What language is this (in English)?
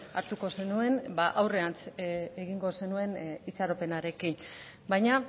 Basque